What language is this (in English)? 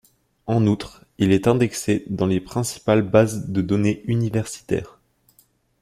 French